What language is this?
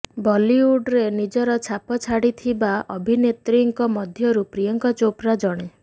Odia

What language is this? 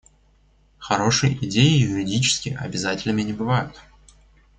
Russian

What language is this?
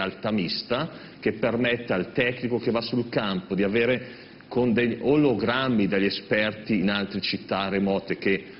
Italian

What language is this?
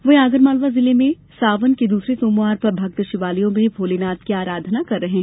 Hindi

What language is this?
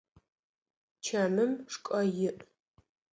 Adyghe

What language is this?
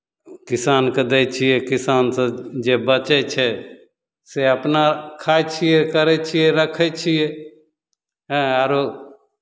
Maithili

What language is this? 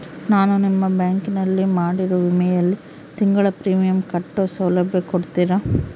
Kannada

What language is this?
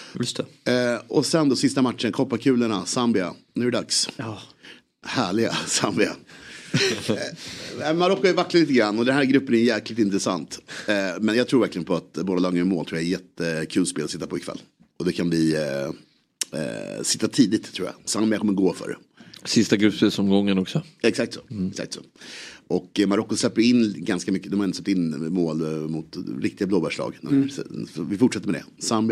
Swedish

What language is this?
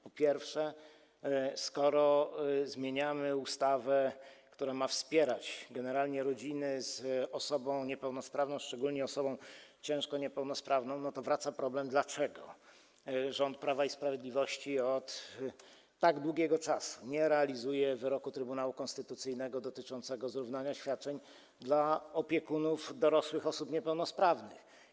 Polish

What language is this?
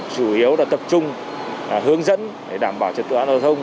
Vietnamese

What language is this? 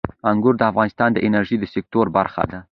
Pashto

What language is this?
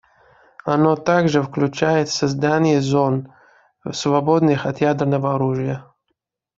Russian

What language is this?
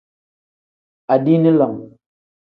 Tem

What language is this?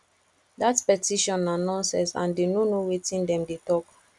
Nigerian Pidgin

